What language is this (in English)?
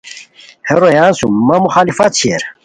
Khowar